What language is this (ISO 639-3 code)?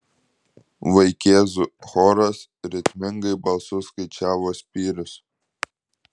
lit